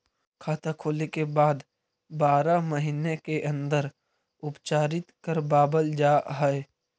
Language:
Magahi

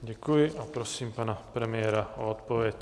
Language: Czech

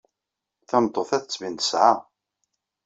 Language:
Kabyle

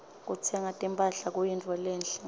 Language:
Swati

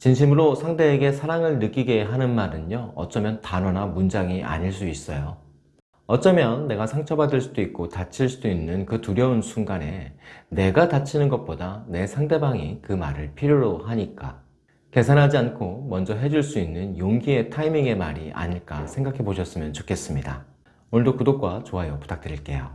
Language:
Korean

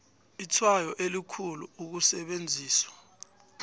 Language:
South Ndebele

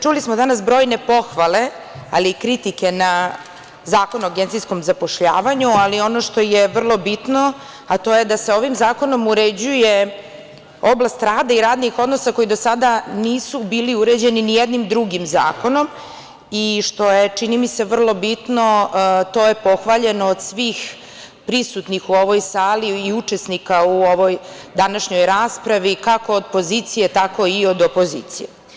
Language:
Serbian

